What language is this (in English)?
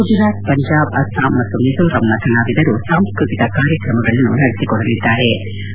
Kannada